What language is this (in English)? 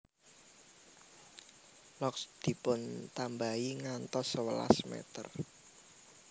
Javanese